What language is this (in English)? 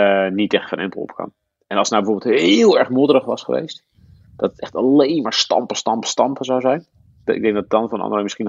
Dutch